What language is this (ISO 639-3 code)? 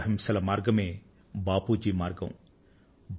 tel